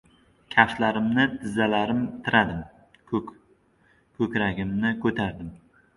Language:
Uzbek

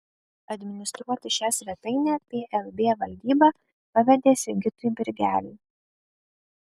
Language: Lithuanian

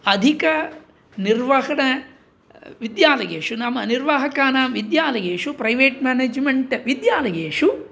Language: Sanskrit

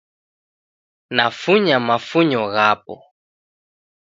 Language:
Taita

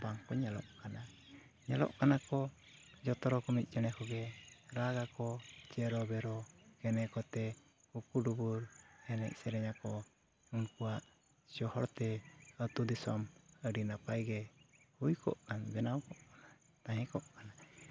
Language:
Santali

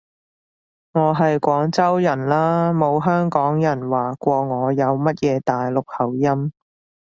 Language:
Cantonese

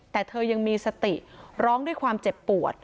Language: Thai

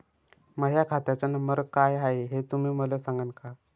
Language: Marathi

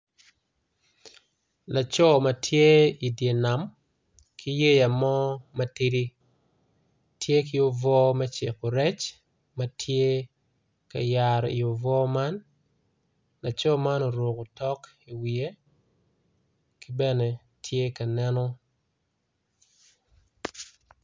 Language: Acoli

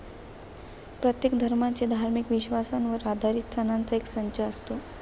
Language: Marathi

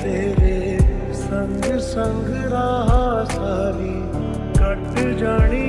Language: Hindi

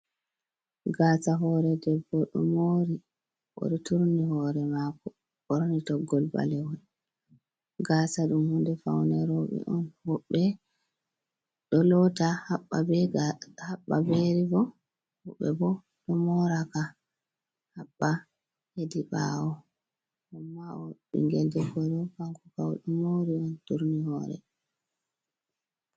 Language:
Fula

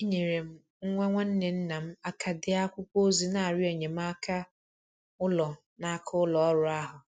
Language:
Igbo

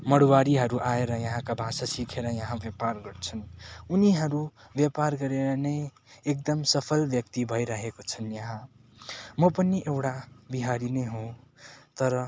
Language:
Nepali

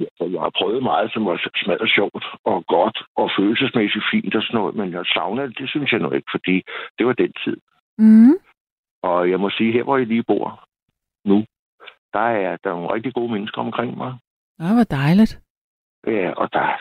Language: Danish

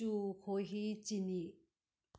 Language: Manipuri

